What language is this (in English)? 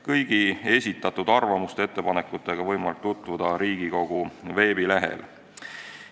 Estonian